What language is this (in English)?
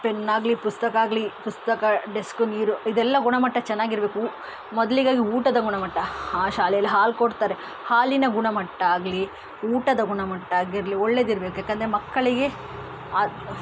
Kannada